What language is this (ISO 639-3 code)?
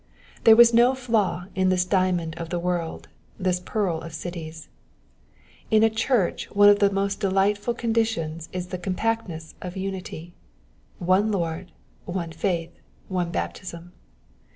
eng